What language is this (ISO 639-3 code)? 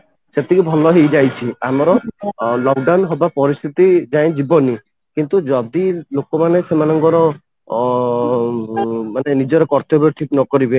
ori